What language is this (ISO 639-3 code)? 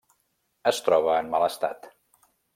cat